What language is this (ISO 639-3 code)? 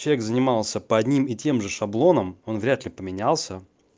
rus